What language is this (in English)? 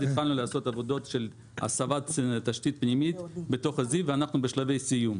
Hebrew